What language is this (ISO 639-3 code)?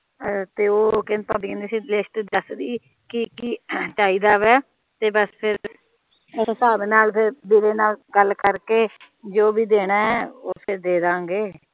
pan